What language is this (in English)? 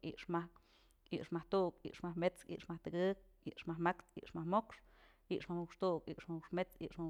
Mazatlán Mixe